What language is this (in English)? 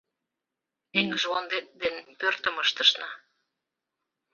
Mari